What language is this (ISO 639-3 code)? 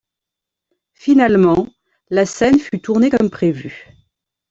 fra